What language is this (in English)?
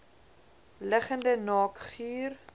Afrikaans